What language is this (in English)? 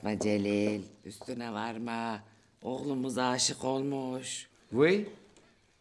Turkish